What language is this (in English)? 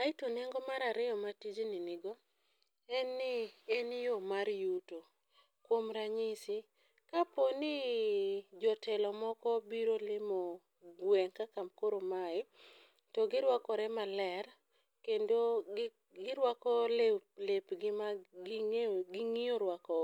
Luo (Kenya and Tanzania)